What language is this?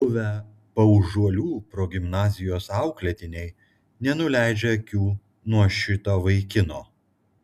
Lithuanian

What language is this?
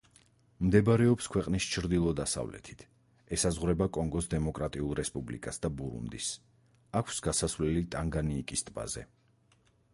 Georgian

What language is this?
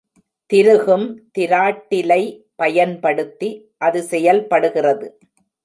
Tamil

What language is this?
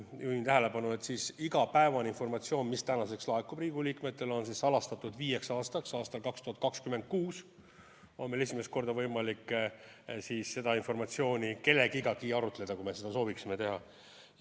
Estonian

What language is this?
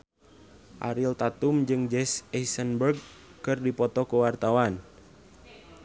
Sundanese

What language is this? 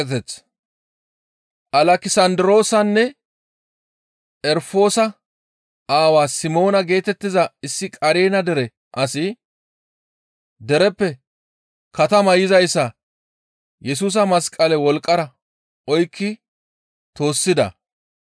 Gamo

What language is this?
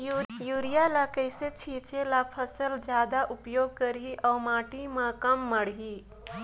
Chhattisgarhi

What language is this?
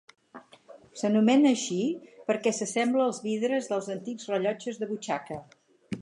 Catalan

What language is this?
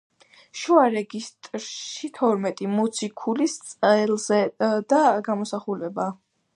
Georgian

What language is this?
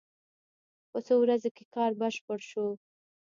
Pashto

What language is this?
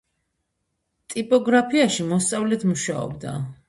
Georgian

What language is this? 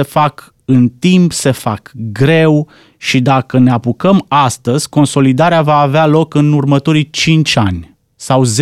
Romanian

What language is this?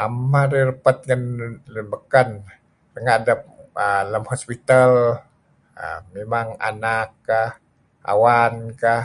Kelabit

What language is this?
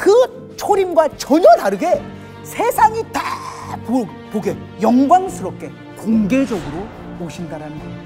Korean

